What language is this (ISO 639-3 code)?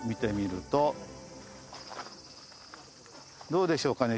jpn